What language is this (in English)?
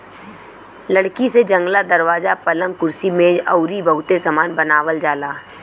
Bhojpuri